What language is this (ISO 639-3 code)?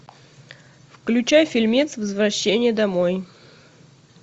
rus